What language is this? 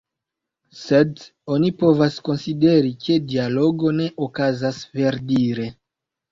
Esperanto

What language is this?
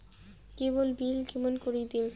Bangla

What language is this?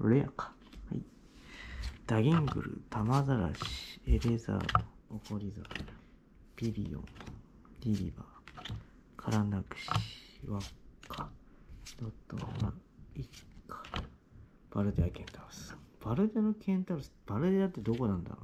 Japanese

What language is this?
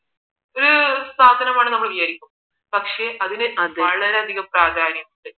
Malayalam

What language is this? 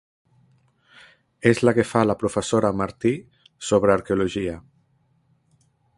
Catalan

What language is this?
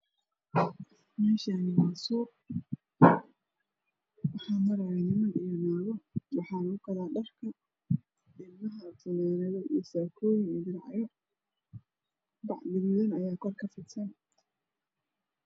Somali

